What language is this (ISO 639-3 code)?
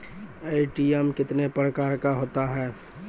mai